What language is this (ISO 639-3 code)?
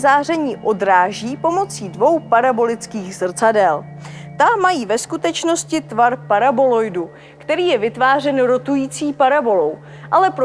ces